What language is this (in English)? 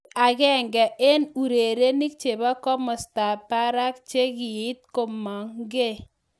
Kalenjin